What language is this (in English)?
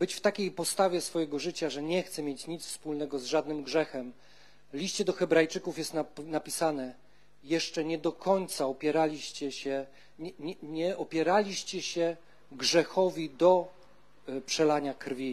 Polish